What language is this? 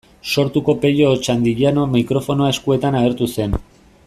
Basque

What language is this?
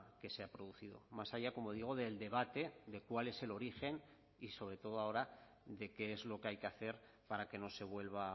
Spanish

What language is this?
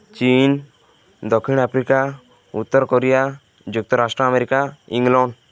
Odia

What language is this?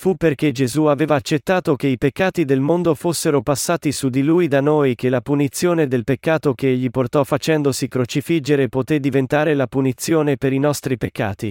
Italian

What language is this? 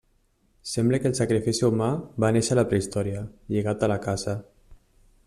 Catalan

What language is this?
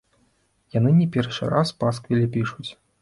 Belarusian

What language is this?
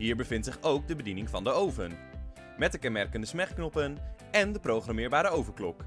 Dutch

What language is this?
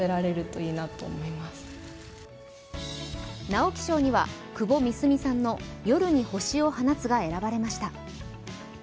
Japanese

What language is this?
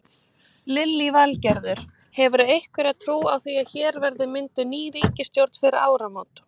Icelandic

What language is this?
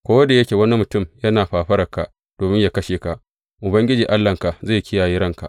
Hausa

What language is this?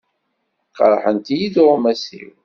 Kabyle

